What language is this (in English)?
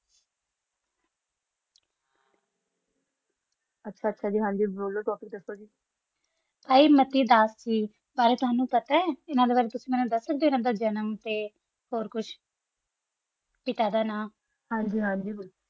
Punjabi